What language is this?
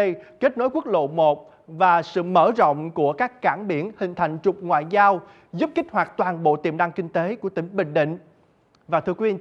Vietnamese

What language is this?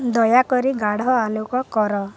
Odia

